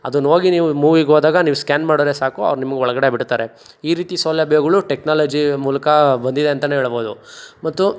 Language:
Kannada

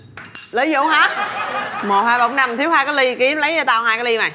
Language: Vietnamese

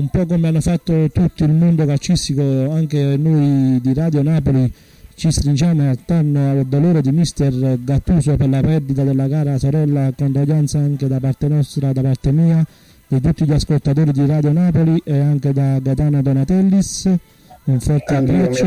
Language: Italian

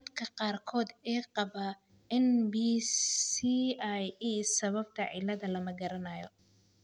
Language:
Somali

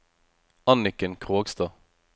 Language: Norwegian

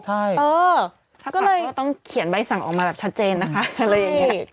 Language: Thai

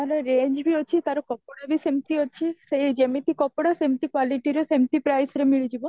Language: Odia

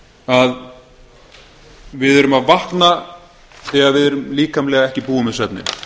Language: Icelandic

